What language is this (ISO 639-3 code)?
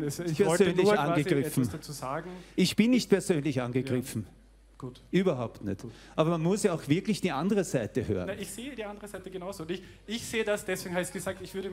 deu